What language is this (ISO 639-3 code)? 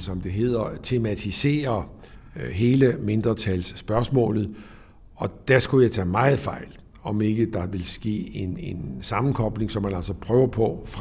dan